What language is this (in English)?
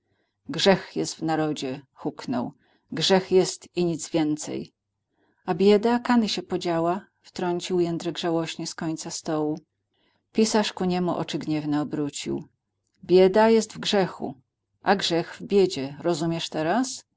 Polish